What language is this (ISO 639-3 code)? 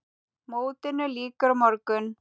isl